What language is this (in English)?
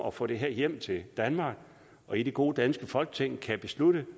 Danish